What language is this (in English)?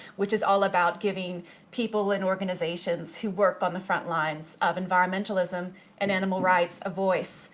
English